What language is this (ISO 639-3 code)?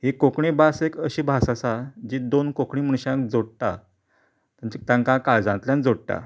kok